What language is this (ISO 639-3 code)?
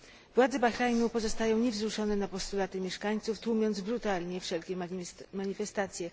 pol